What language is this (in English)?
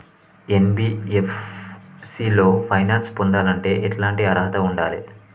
Telugu